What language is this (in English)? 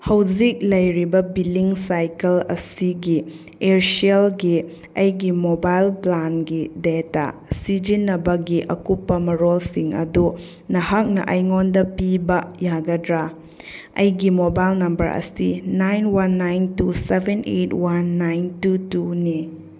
Manipuri